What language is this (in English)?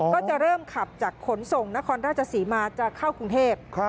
Thai